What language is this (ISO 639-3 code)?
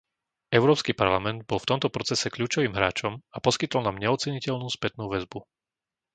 slk